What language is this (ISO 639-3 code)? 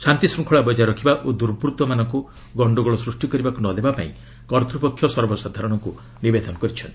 ori